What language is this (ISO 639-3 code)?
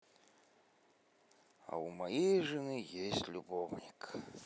rus